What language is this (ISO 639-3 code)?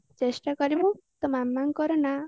ori